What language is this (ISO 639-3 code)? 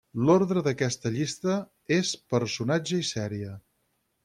cat